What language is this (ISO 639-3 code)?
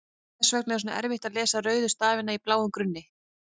isl